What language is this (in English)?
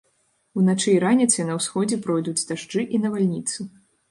Belarusian